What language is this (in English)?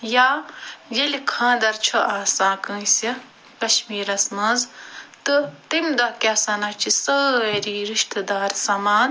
Kashmiri